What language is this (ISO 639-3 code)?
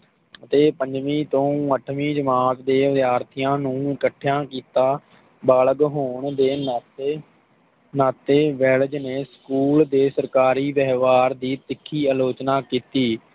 pan